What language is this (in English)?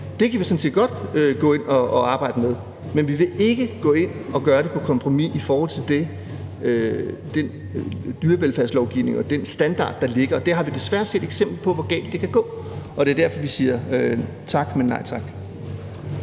Danish